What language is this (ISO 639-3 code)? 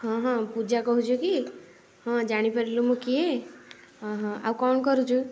ori